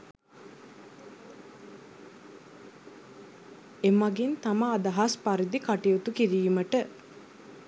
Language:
Sinhala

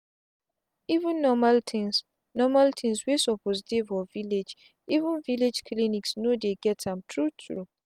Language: Nigerian Pidgin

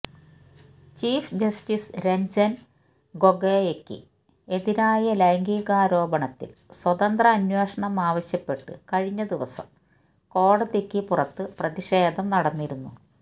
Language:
Malayalam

